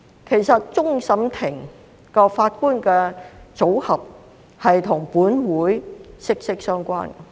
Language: Cantonese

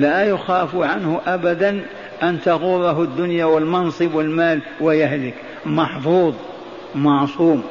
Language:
Arabic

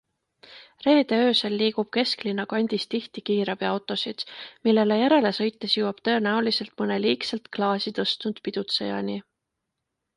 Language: Estonian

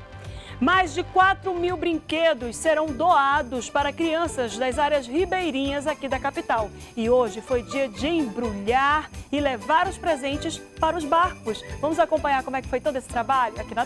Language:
Portuguese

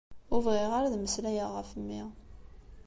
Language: Kabyle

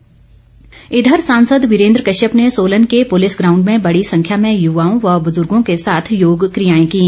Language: Hindi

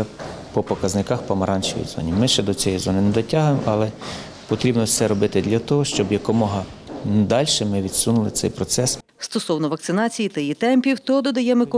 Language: Ukrainian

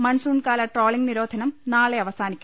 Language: Malayalam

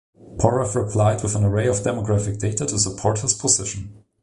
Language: English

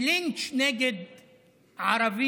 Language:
Hebrew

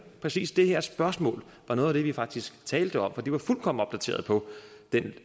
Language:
Danish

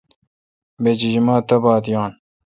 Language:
Kalkoti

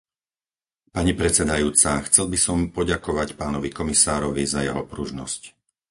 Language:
Slovak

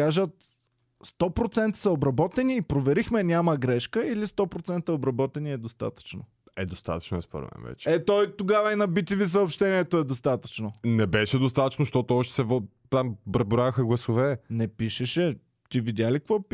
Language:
Bulgarian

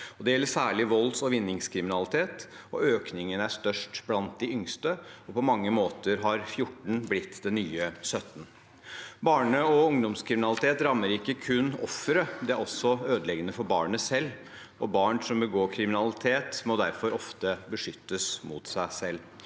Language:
Norwegian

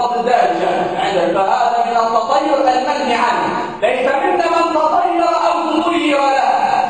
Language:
Arabic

